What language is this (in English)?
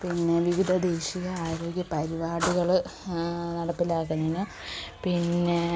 Malayalam